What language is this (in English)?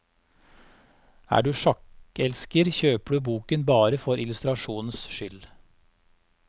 Norwegian